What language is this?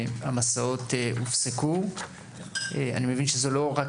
Hebrew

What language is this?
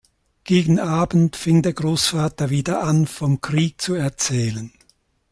German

